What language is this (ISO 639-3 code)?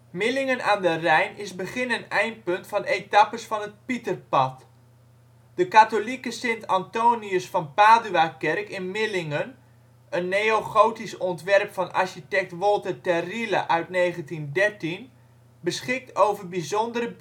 nld